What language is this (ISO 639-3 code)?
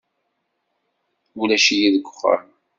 kab